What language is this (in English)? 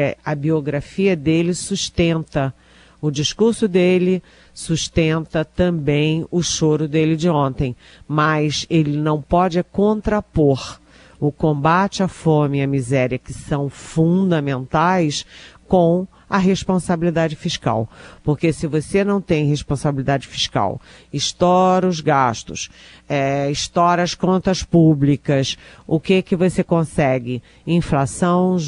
Portuguese